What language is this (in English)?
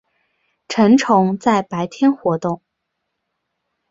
Chinese